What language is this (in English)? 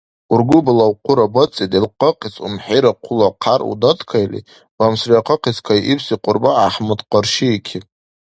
Dargwa